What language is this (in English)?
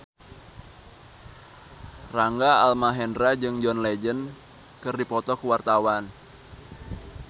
Sundanese